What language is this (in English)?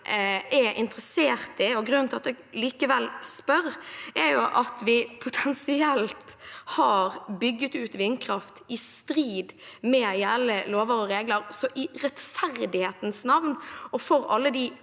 Norwegian